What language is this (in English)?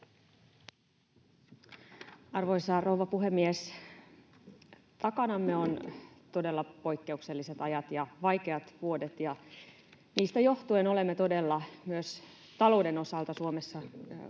Finnish